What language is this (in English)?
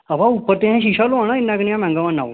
Dogri